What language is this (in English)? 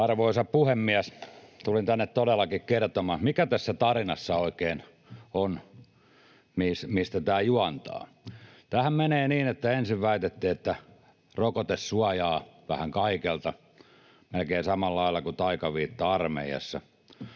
Finnish